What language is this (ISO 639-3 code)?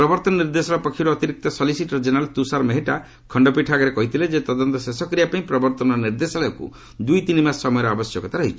ori